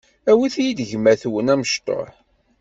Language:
Kabyle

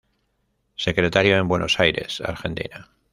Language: Spanish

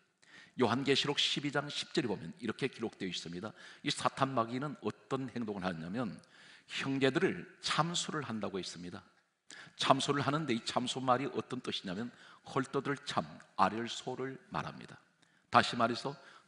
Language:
Korean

